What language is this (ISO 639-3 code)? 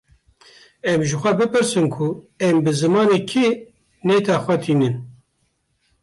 kur